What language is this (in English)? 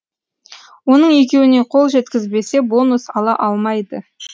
Kazakh